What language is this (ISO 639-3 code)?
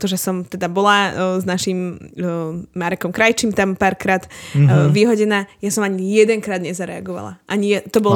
slk